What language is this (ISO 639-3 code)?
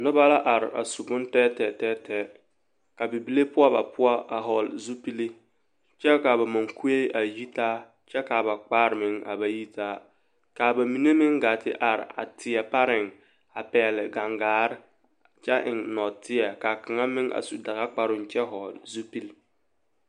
dga